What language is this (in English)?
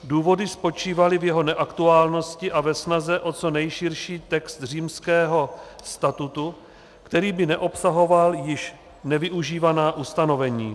Czech